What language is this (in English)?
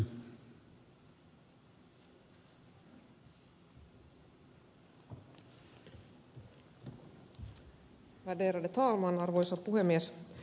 Finnish